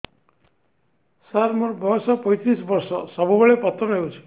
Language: Odia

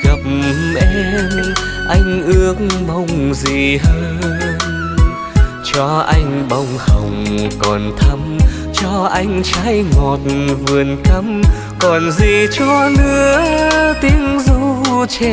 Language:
Vietnamese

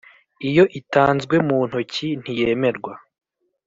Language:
Kinyarwanda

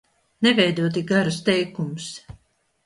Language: Latvian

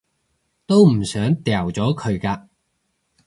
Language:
Cantonese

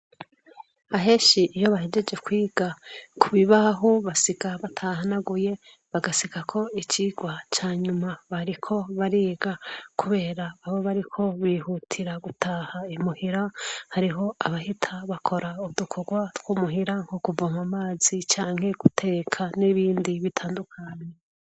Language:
Rundi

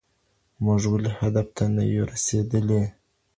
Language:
Pashto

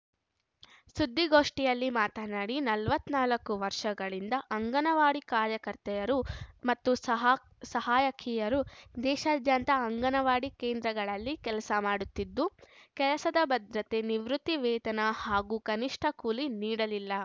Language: Kannada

